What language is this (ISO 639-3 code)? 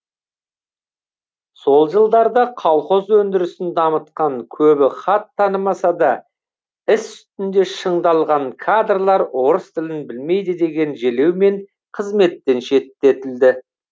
kaz